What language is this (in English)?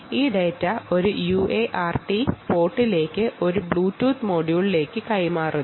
Malayalam